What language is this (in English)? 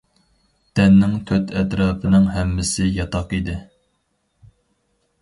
Uyghur